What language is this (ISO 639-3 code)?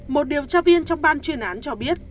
vie